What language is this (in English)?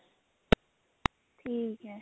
Punjabi